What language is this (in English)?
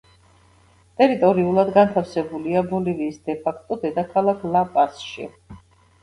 Georgian